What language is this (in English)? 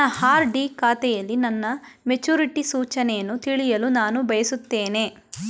Kannada